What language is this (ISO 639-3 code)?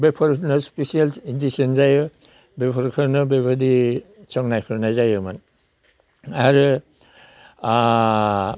brx